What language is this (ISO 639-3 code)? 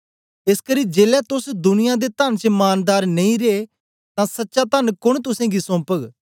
doi